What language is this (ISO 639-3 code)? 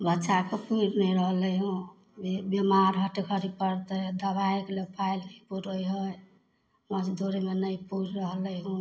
mai